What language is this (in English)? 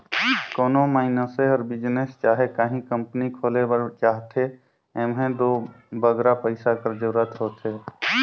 Chhattisgarhi